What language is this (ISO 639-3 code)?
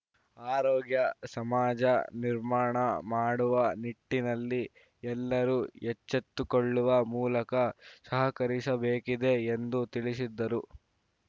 kan